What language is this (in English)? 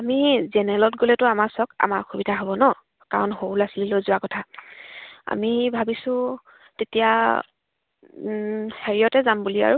Assamese